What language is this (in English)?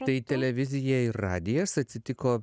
Lithuanian